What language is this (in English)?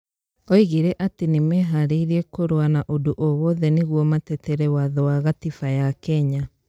Kikuyu